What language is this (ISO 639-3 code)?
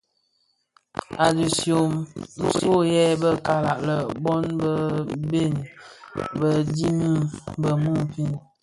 ksf